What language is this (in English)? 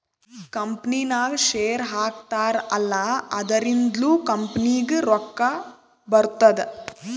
Kannada